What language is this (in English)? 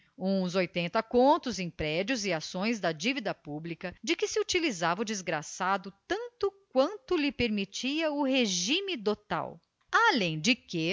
Portuguese